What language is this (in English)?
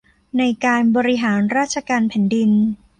Thai